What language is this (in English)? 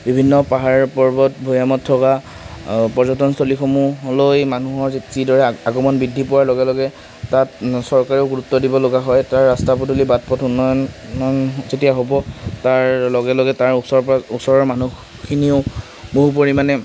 Assamese